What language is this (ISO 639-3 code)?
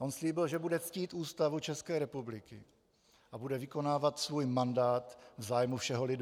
ces